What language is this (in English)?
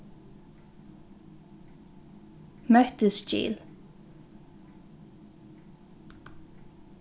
Faroese